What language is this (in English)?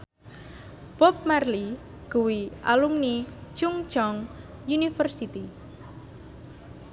Javanese